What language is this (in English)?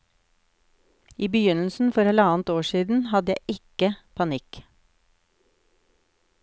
Norwegian